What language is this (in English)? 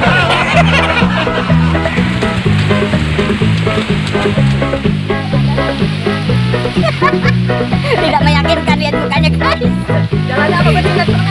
Indonesian